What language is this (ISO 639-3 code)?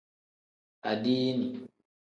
kdh